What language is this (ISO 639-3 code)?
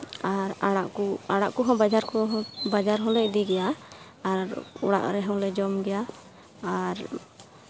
sat